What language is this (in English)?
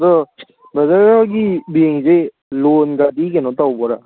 Manipuri